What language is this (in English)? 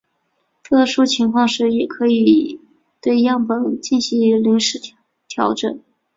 Chinese